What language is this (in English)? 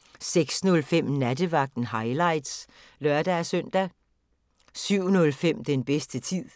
Danish